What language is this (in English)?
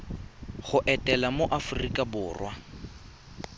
Tswana